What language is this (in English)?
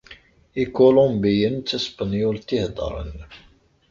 Kabyle